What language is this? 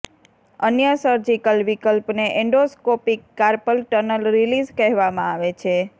Gujarati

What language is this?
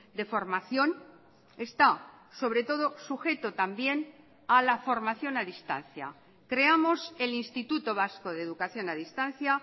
Spanish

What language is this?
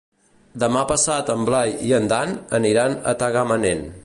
Catalan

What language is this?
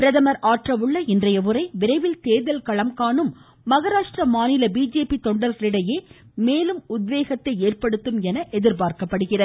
Tamil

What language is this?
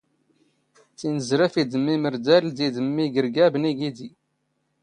Standard Moroccan Tamazight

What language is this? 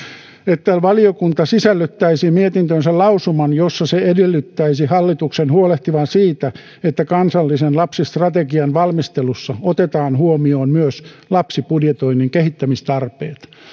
Finnish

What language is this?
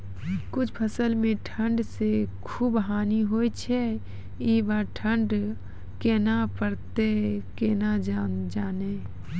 Maithili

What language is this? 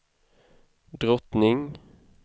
Swedish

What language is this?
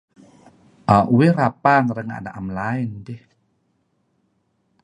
Kelabit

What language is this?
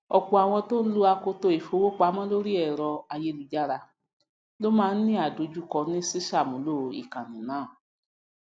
Yoruba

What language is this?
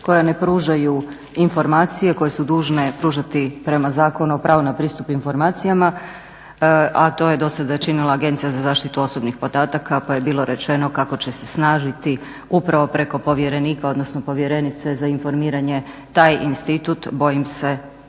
Croatian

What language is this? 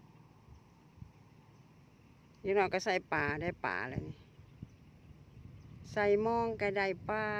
Thai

